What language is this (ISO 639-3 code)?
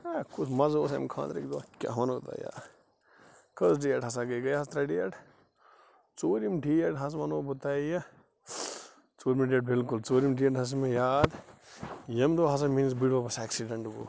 kas